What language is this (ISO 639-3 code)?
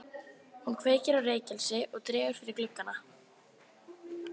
isl